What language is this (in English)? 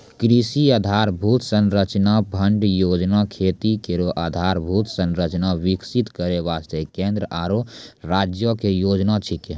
Maithili